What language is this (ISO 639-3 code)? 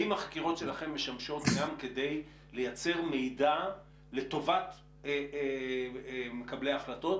heb